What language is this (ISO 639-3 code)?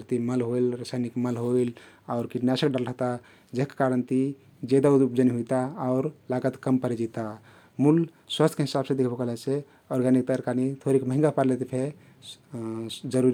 tkt